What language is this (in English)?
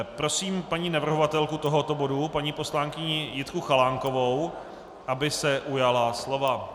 Czech